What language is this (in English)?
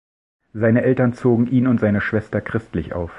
German